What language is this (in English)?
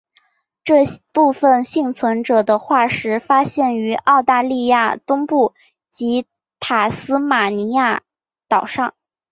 Chinese